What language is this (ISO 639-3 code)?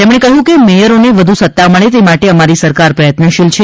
guj